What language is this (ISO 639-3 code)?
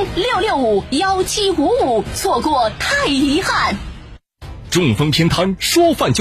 zho